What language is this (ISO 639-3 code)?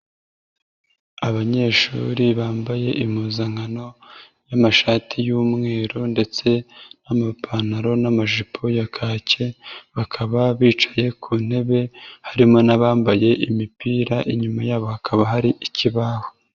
kin